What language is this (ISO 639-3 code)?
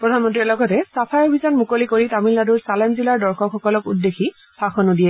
asm